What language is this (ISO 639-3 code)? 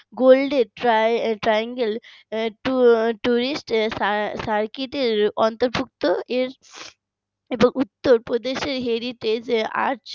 ben